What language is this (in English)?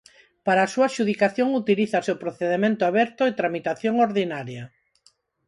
Galician